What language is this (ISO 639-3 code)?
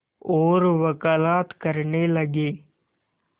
hin